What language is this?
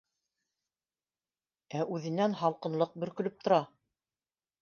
Bashkir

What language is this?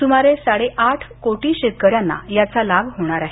Marathi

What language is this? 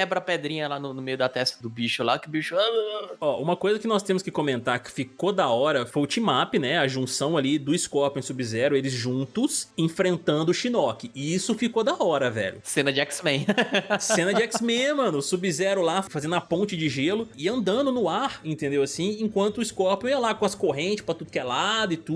Portuguese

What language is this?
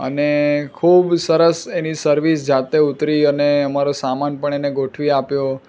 Gujarati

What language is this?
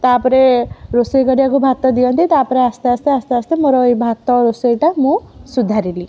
Odia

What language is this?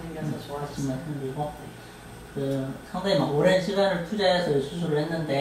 Korean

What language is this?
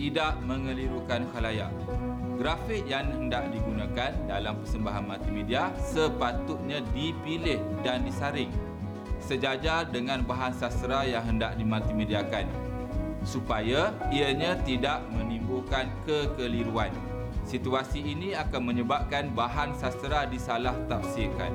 Malay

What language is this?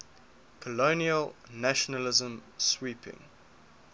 English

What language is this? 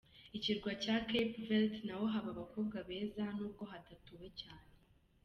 Kinyarwanda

